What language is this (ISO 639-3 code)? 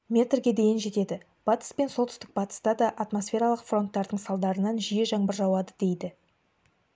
kaz